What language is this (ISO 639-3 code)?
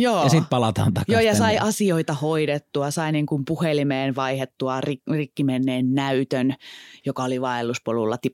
fin